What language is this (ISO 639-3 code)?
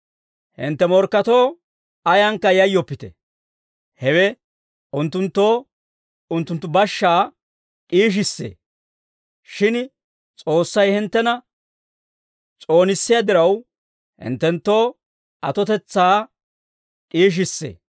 dwr